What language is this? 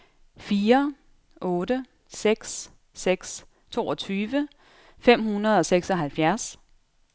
Danish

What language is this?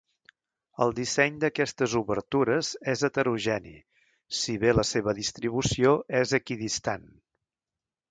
Catalan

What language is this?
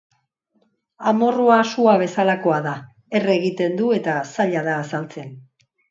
Basque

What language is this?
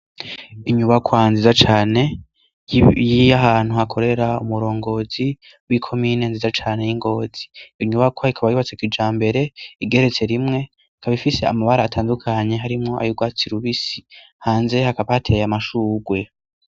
Rundi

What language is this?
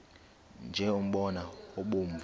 Xhosa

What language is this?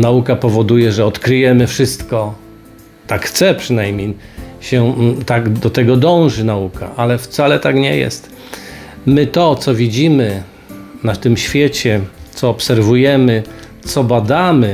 Polish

